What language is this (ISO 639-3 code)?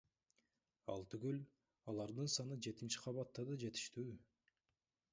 kir